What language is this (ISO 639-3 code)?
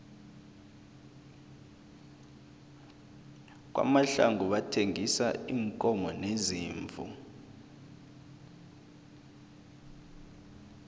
nbl